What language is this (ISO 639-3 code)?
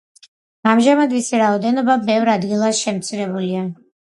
kat